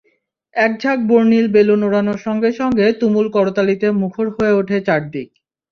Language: Bangla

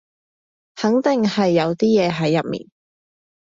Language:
Cantonese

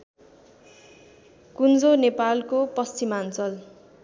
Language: Nepali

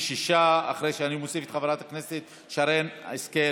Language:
Hebrew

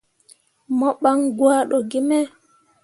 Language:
Mundang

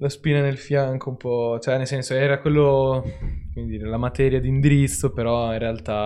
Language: Italian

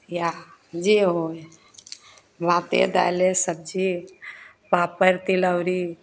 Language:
Maithili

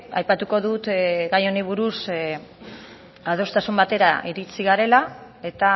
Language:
Basque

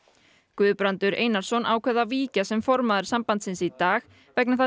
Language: Icelandic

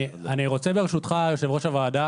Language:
Hebrew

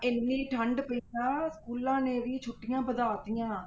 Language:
Punjabi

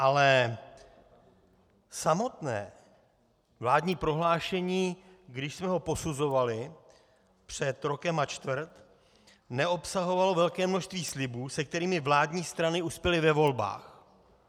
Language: Czech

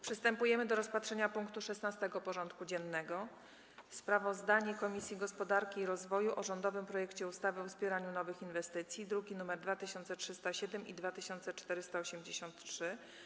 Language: Polish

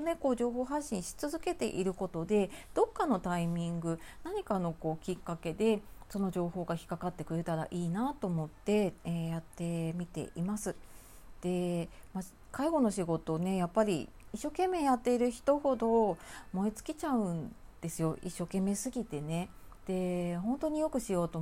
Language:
Japanese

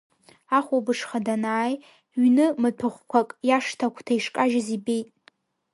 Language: Abkhazian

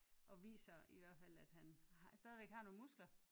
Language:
Danish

